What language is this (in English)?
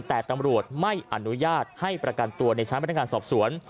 Thai